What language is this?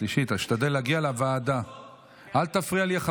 Hebrew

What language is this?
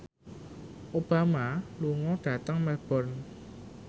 Javanese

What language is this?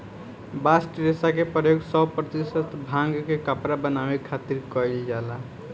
Bhojpuri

